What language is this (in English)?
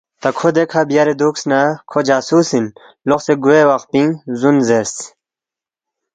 Balti